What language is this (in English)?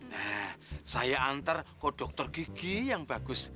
Indonesian